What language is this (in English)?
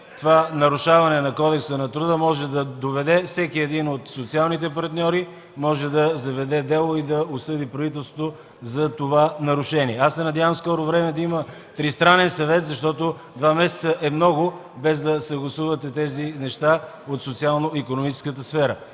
Bulgarian